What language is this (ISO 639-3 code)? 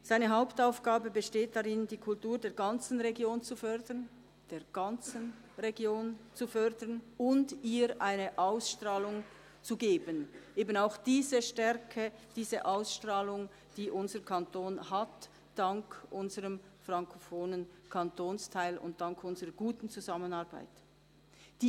gsw